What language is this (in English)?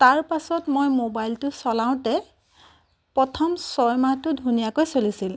Assamese